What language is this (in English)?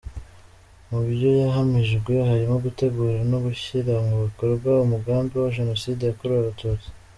Kinyarwanda